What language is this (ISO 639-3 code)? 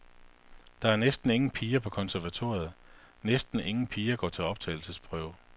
dan